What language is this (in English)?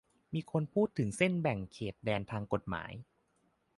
Thai